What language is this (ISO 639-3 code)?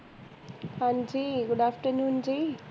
pan